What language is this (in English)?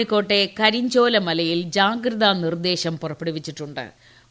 Malayalam